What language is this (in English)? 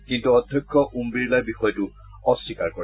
Assamese